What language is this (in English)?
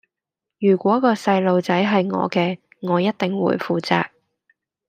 Cantonese